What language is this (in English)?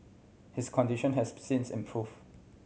English